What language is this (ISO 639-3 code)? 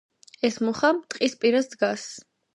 kat